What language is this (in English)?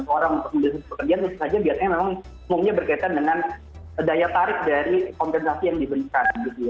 Indonesian